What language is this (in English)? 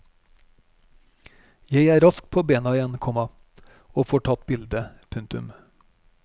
Norwegian